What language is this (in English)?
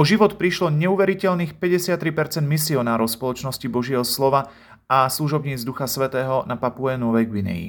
Slovak